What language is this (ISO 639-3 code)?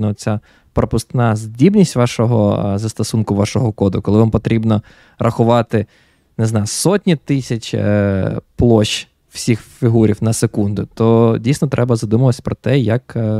ukr